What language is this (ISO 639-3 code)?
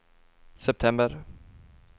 swe